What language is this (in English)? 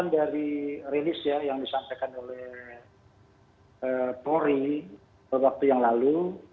Indonesian